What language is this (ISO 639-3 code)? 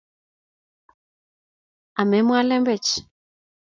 kln